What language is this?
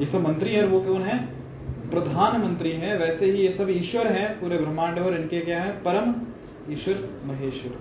Hindi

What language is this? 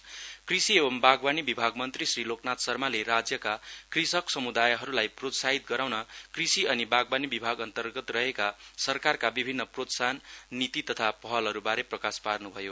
Nepali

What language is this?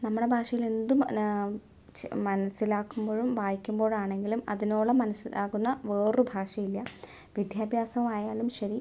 Malayalam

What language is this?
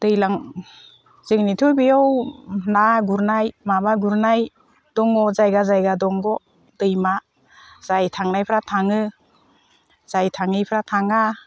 Bodo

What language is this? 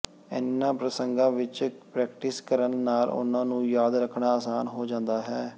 Punjabi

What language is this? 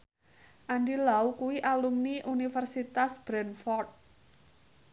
Javanese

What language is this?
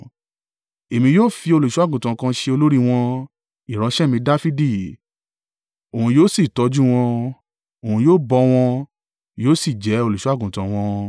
Yoruba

